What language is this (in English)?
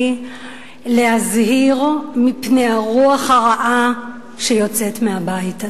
Hebrew